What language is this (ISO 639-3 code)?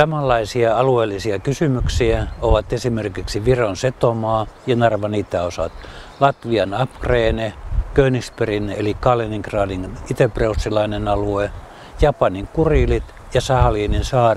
fin